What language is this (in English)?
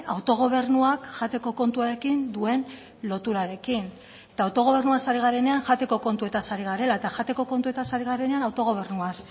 Basque